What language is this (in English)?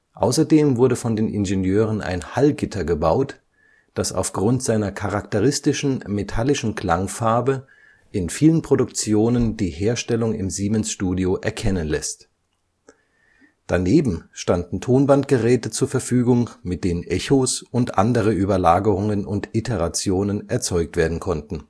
German